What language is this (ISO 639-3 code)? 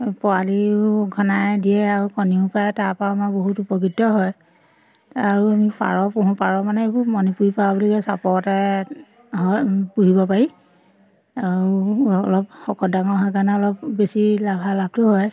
asm